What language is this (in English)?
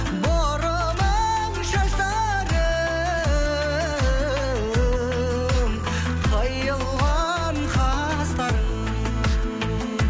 Kazakh